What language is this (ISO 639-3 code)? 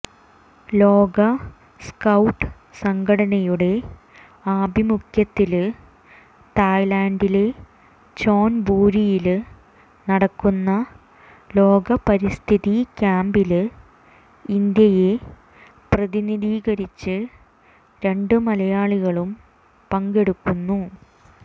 mal